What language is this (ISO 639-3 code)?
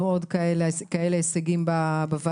heb